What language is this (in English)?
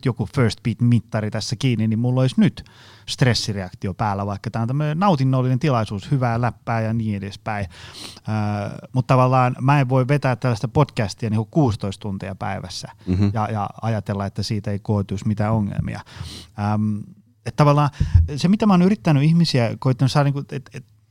Finnish